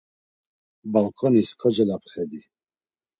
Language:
Laz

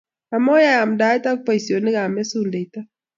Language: Kalenjin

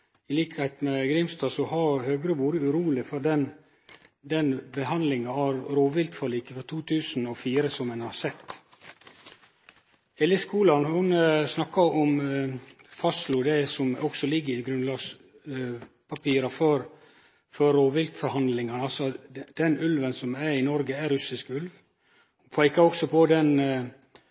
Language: Norwegian Nynorsk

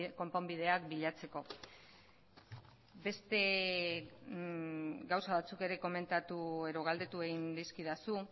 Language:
Basque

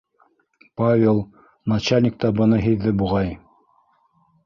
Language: Bashkir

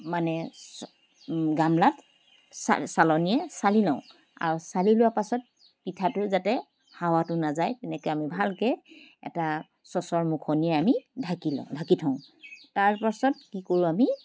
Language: Assamese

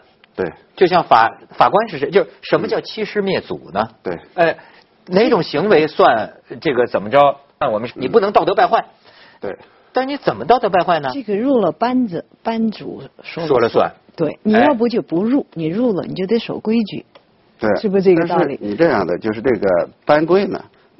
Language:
Chinese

